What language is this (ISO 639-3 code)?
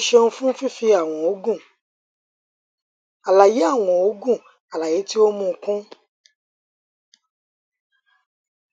yor